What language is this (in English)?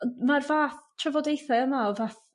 Welsh